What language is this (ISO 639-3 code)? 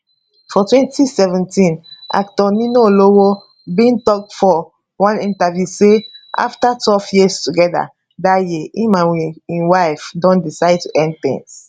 pcm